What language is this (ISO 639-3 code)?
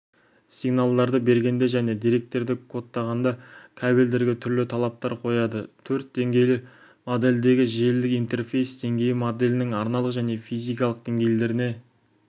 kaz